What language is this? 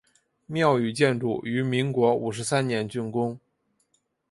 Chinese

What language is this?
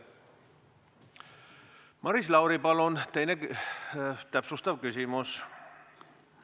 Estonian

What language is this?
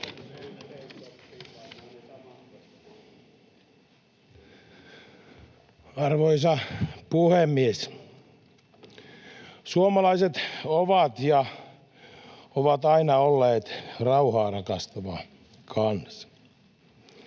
Finnish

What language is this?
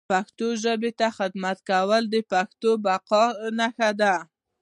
Pashto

